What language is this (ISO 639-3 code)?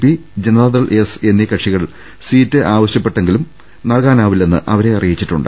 mal